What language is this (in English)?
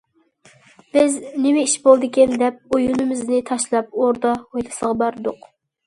Uyghur